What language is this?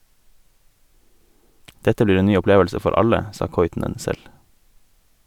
Norwegian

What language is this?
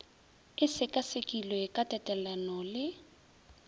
Northern Sotho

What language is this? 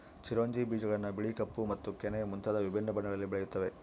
Kannada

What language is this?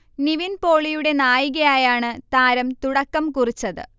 Malayalam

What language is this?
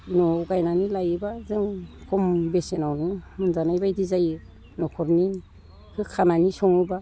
Bodo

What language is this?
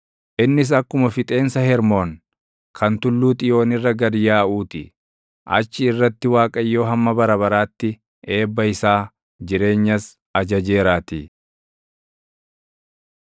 Oromo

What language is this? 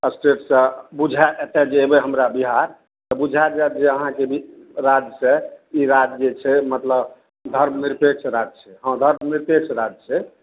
Maithili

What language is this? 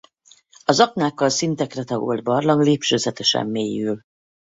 Hungarian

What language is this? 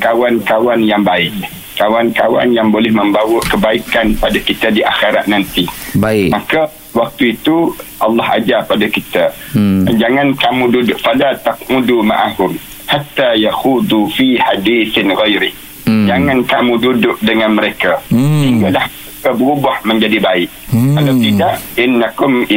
Malay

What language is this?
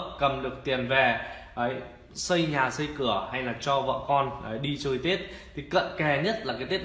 Vietnamese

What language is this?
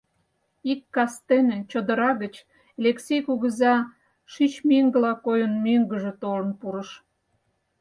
Mari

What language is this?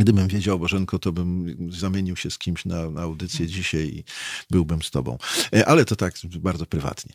Polish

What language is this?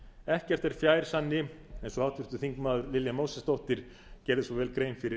Icelandic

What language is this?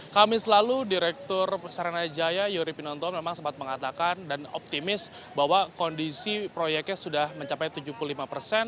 Indonesian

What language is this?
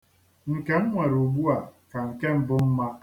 Igbo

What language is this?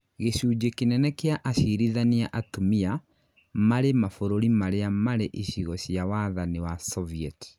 Kikuyu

